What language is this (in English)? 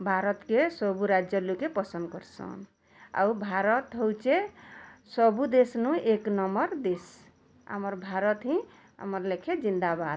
Odia